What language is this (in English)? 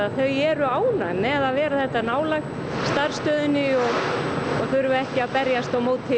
Icelandic